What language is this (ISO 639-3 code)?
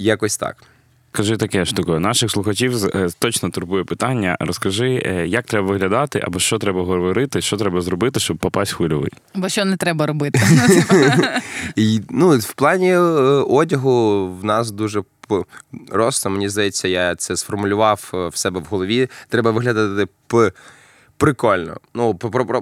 ukr